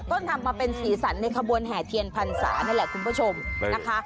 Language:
Thai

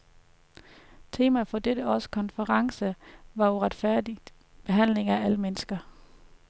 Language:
Danish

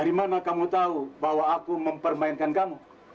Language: Indonesian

